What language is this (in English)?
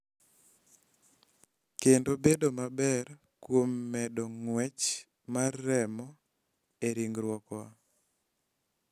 Luo (Kenya and Tanzania)